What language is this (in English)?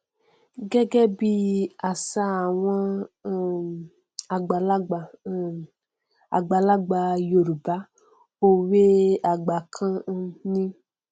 Yoruba